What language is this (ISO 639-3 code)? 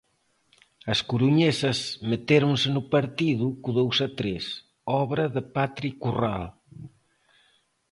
glg